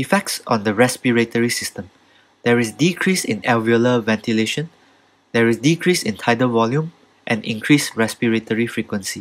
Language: English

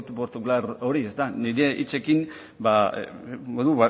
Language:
Basque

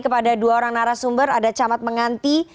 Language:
Indonesian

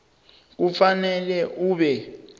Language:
South Ndebele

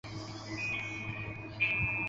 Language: Chinese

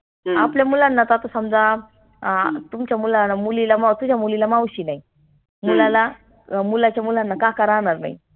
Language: Marathi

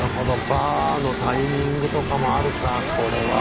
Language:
Japanese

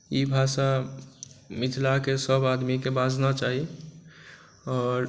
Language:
Maithili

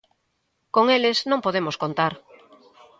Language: Galician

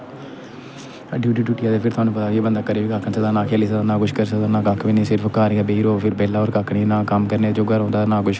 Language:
Dogri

